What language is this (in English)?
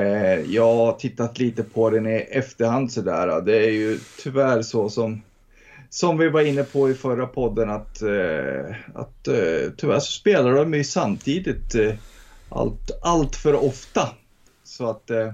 Swedish